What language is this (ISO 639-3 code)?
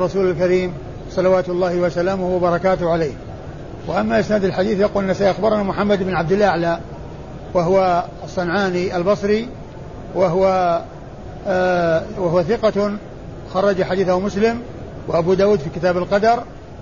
ara